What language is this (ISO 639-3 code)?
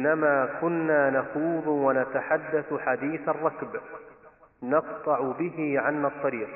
ara